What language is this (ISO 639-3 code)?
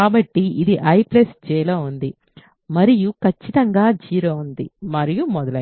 tel